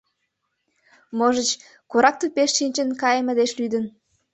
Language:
Mari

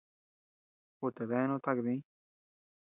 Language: Tepeuxila Cuicatec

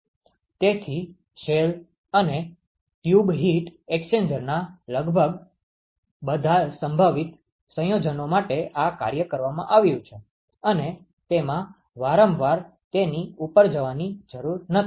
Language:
Gujarati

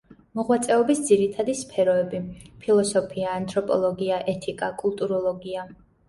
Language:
Georgian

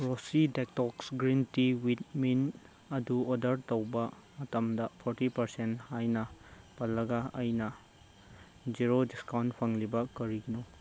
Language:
Manipuri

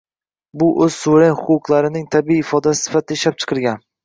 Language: Uzbek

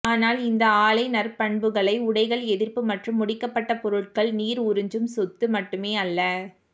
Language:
Tamil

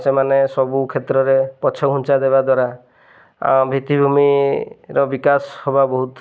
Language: Odia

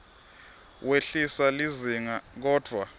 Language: Swati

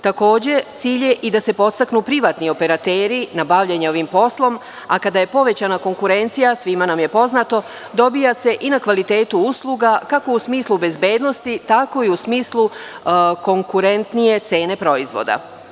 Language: Serbian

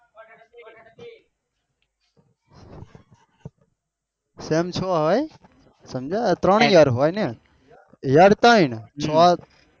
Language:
Gujarati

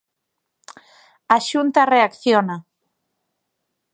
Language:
Galician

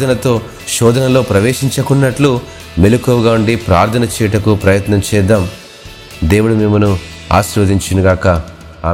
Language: Telugu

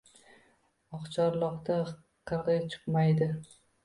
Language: Uzbek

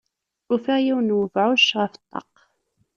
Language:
Kabyle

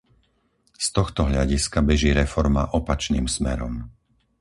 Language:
Slovak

